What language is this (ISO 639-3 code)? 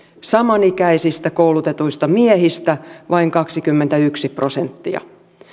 fin